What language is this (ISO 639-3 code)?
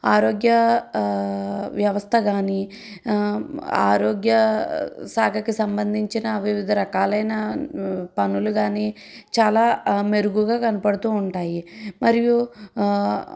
tel